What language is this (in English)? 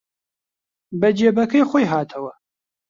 Central Kurdish